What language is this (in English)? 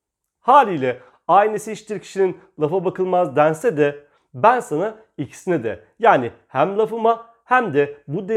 Turkish